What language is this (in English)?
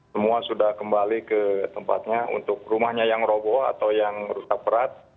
Indonesian